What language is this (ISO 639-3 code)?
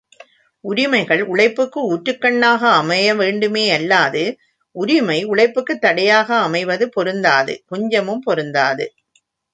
tam